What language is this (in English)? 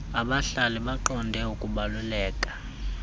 Xhosa